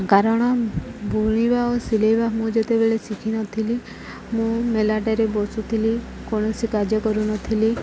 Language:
Odia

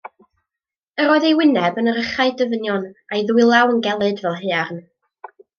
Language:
Welsh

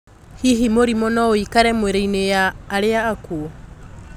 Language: Kikuyu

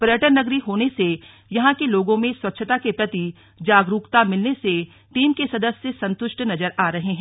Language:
Hindi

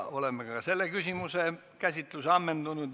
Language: Estonian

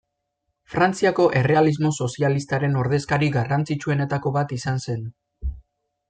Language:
Basque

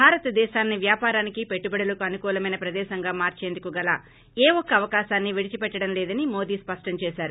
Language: Telugu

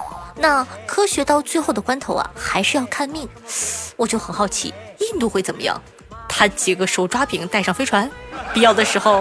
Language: Chinese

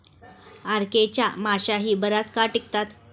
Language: Marathi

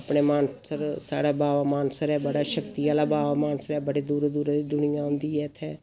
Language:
Dogri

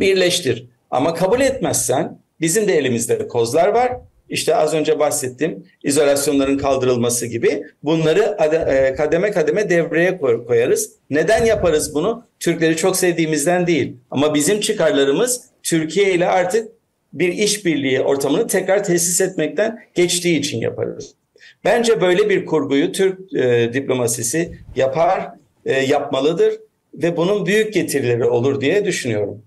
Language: Turkish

